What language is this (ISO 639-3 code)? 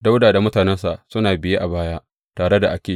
hau